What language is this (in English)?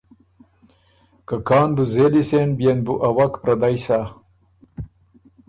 Ormuri